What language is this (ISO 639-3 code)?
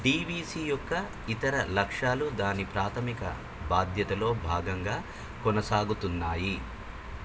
tel